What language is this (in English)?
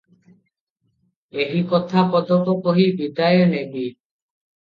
Odia